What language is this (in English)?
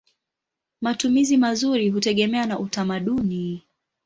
Swahili